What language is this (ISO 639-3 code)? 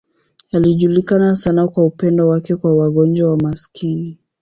swa